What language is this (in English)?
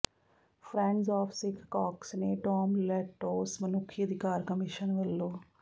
Punjabi